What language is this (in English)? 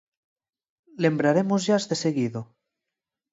Galician